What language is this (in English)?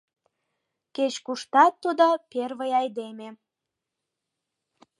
Mari